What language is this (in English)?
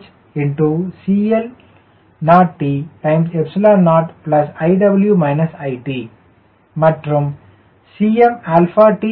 Tamil